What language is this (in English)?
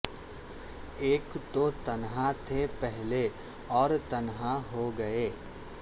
Urdu